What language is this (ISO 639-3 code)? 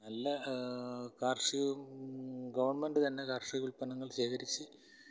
mal